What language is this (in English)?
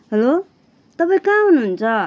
Nepali